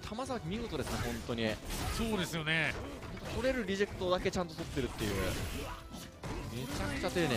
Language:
Japanese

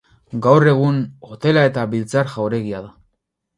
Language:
Basque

